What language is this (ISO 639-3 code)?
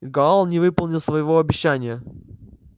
rus